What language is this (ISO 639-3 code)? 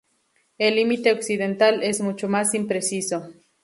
spa